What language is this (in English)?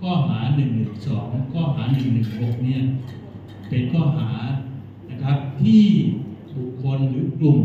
Thai